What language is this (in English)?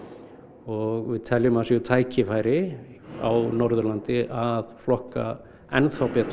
Icelandic